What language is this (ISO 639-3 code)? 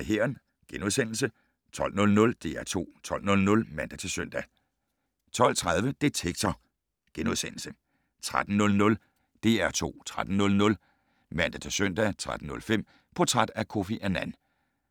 dan